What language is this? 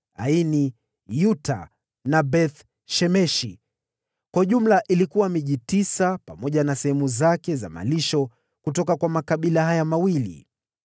Swahili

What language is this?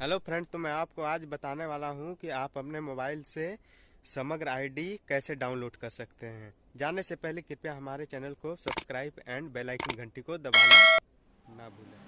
Hindi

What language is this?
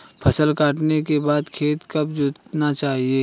Hindi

